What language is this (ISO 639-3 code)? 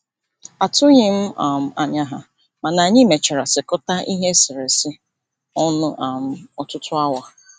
ibo